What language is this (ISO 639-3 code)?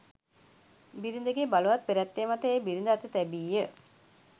sin